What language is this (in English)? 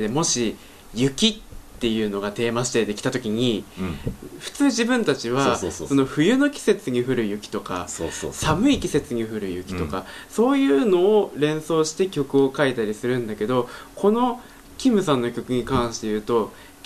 Japanese